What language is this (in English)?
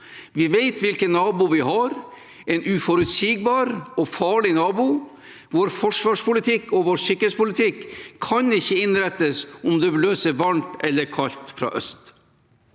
Norwegian